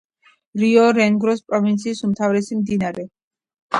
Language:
Georgian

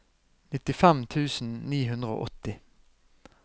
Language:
Norwegian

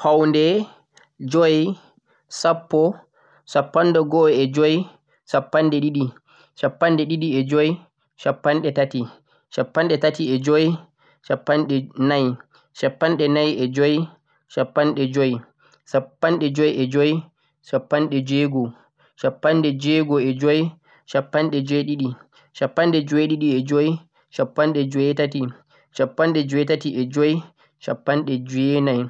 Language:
Central-Eastern Niger Fulfulde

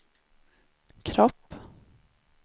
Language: Swedish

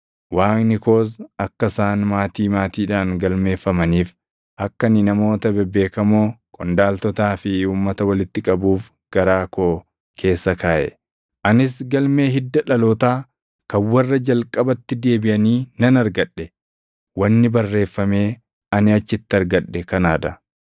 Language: Oromo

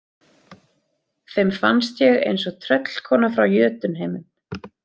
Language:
Icelandic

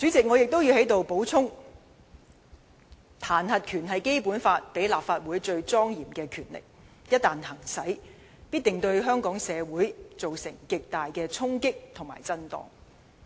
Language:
Cantonese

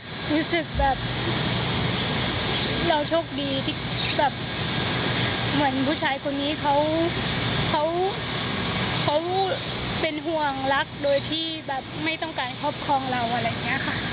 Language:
Thai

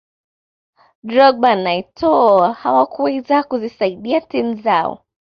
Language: Swahili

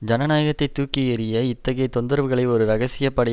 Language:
Tamil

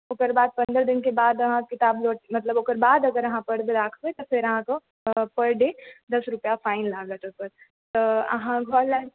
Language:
Maithili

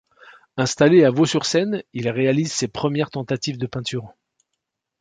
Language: French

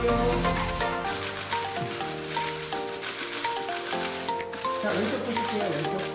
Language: Korean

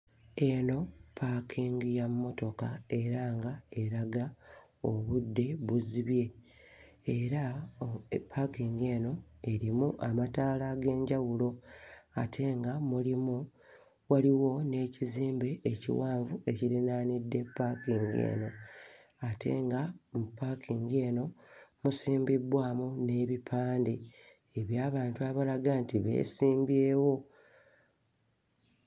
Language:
Ganda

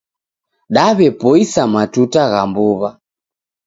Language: Taita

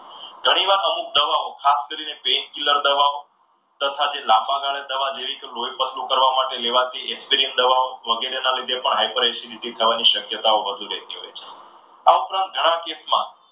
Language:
Gujarati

